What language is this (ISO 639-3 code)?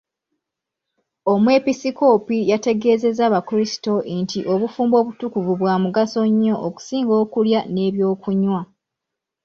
lug